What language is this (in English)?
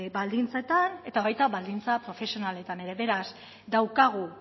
Basque